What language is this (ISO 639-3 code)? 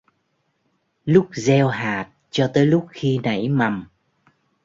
vie